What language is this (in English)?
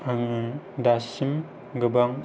Bodo